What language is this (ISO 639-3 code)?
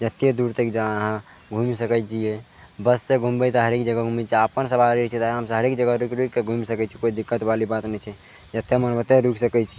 mai